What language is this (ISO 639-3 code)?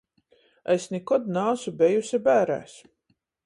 ltg